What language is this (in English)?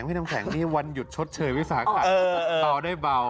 Thai